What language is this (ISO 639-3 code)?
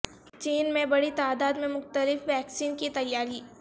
urd